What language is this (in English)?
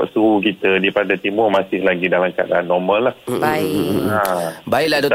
Malay